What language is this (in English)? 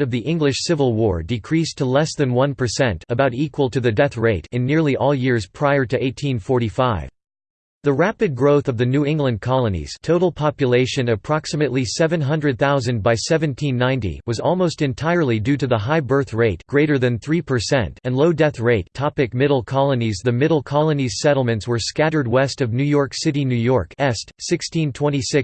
English